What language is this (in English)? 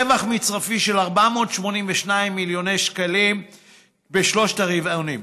Hebrew